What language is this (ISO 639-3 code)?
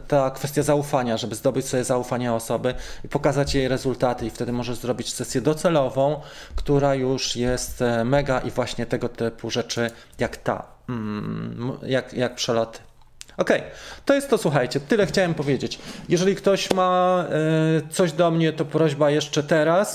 pol